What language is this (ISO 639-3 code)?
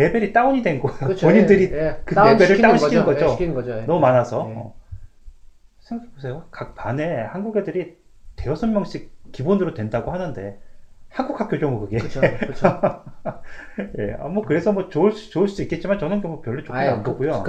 kor